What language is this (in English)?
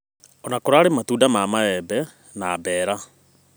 Kikuyu